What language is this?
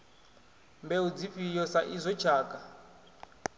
Venda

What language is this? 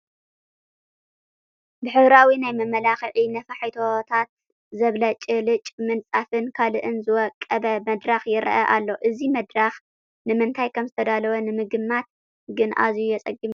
Tigrinya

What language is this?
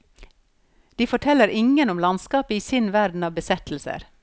Norwegian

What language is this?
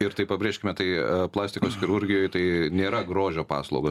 Lithuanian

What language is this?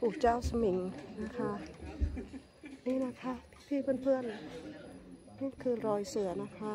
Thai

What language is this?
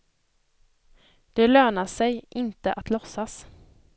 Swedish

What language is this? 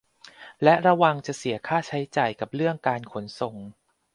Thai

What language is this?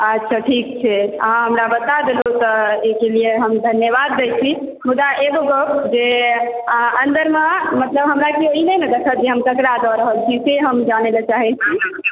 Maithili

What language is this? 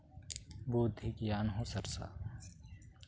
Santali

